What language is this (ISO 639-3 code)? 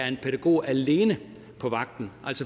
dan